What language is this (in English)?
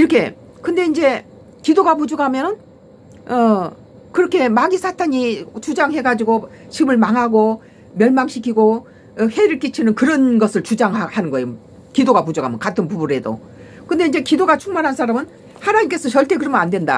Korean